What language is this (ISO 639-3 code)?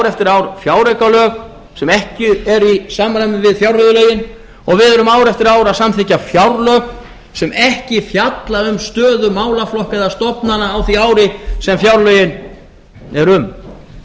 isl